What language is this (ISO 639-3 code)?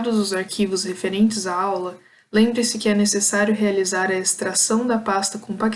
por